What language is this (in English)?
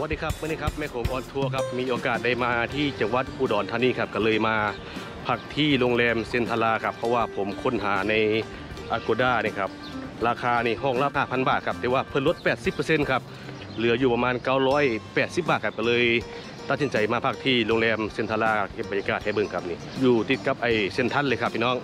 Thai